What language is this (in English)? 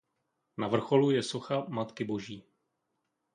Czech